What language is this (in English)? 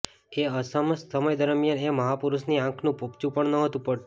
Gujarati